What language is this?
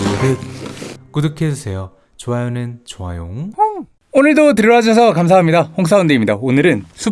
Korean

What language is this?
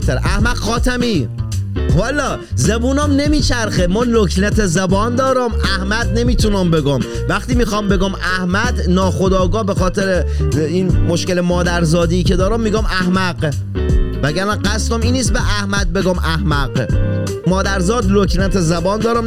Persian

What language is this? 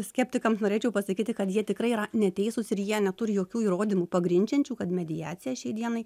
Lithuanian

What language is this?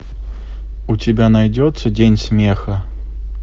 Russian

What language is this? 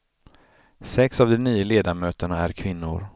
Swedish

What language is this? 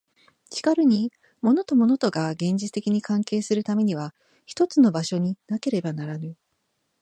Japanese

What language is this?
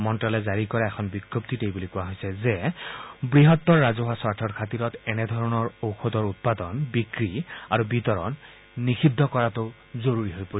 Assamese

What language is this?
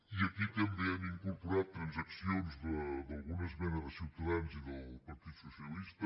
Catalan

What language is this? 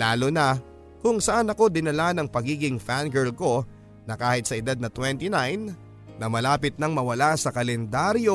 Filipino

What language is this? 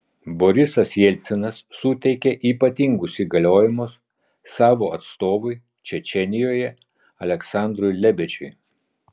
Lithuanian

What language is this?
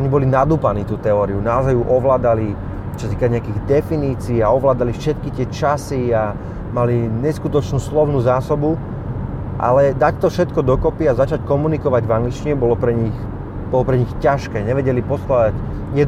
Slovak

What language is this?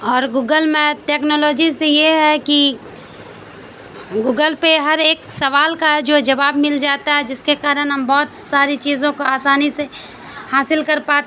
Urdu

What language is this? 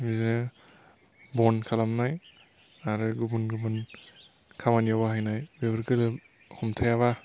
Bodo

